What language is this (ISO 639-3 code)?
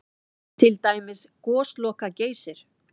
isl